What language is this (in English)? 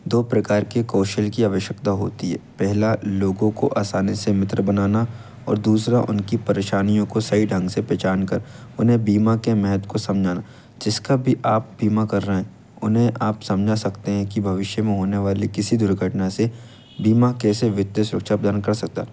Hindi